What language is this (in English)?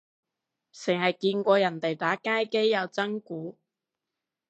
Cantonese